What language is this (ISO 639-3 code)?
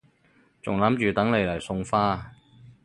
yue